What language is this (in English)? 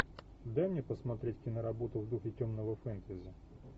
Russian